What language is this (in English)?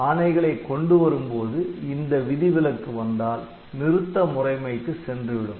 Tamil